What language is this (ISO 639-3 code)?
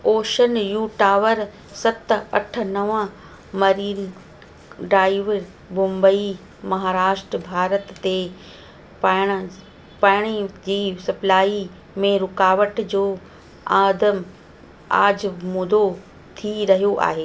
snd